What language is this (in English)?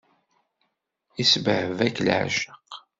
Kabyle